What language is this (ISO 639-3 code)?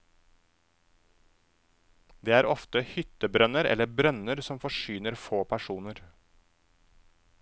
nor